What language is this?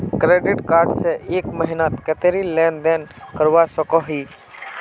Magahi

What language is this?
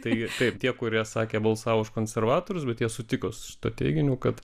Lithuanian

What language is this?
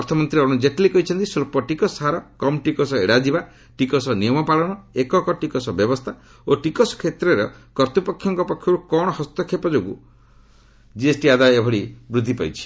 Odia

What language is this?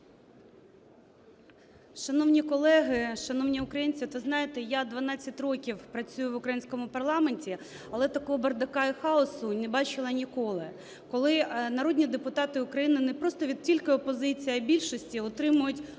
Ukrainian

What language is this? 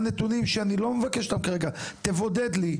Hebrew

